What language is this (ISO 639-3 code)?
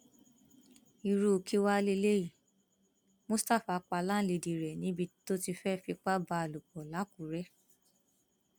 yor